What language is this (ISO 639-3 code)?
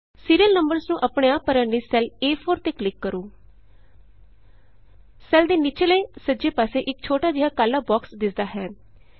pan